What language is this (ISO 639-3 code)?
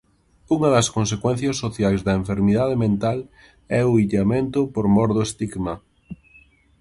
glg